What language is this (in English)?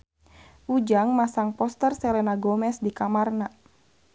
Sundanese